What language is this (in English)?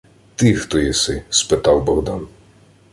Ukrainian